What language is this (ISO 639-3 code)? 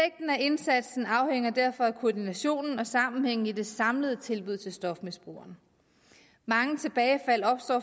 dan